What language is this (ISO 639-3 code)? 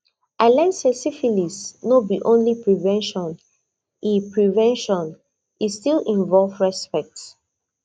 pcm